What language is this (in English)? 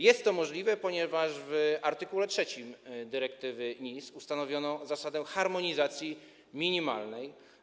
Polish